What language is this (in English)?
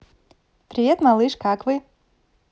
Russian